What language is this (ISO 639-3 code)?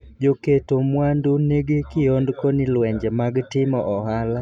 luo